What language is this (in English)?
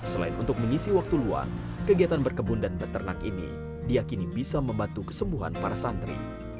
Indonesian